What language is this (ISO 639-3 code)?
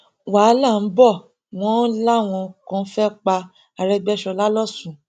yor